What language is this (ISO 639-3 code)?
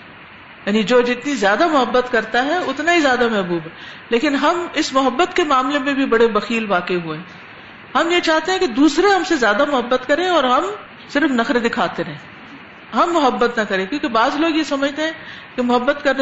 urd